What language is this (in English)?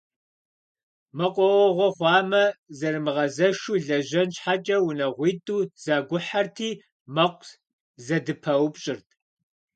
Kabardian